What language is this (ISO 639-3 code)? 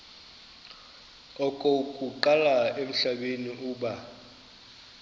xho